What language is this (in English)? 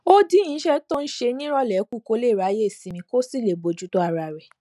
Yoruba